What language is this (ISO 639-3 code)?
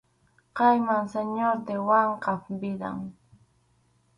qxu